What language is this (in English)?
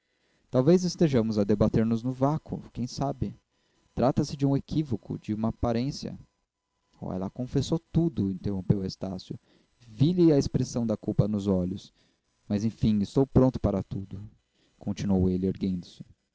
Portuguese